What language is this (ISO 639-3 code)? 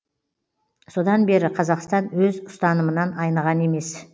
kaz